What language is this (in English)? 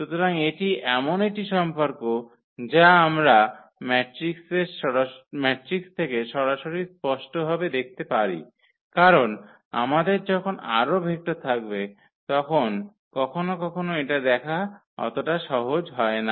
Bangla